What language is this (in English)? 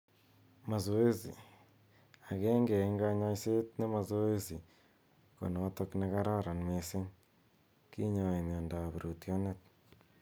Kalenjin